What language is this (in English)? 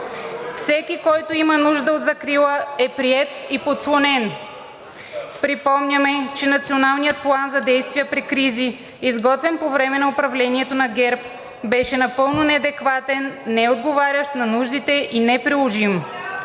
Bulgarian